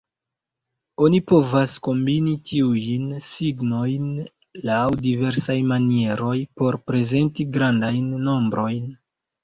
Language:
Esperanto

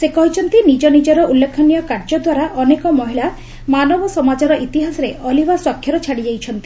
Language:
Odia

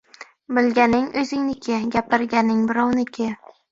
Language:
Uzbek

